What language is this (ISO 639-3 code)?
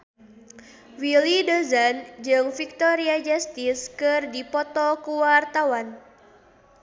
sun